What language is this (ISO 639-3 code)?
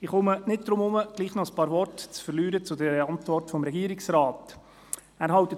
gsw